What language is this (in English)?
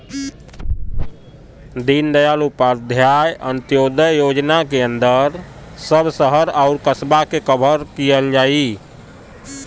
Bhojpuri